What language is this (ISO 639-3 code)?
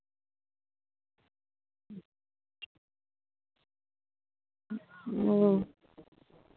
sat